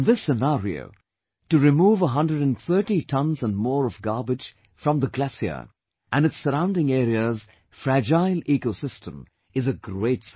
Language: English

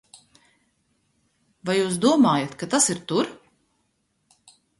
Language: Latvian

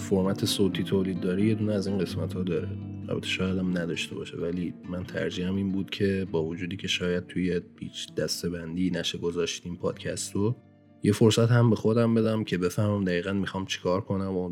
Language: Persian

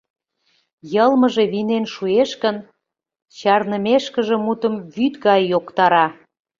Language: Mari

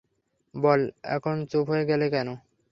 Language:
Bangla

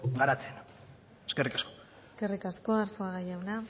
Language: Basque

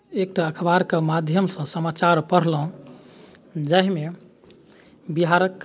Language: Maithili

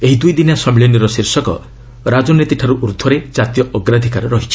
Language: Odia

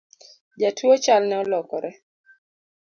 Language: Luo (Kenya and Tanzania)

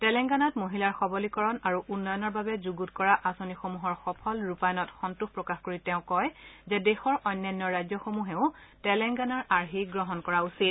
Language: Assamese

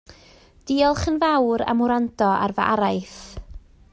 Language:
Welsh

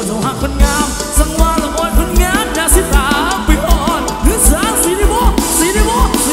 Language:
Thai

